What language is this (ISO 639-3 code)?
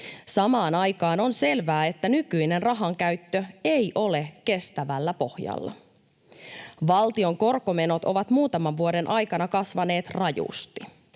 fin